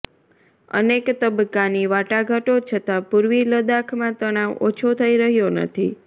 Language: Gujarati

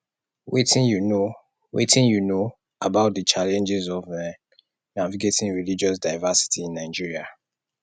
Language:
Nigerian Pidgin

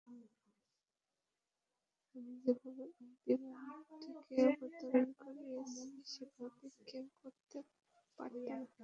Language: Bangla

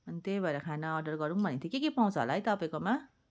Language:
Nepali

